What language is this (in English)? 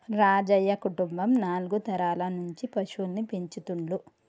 Telugu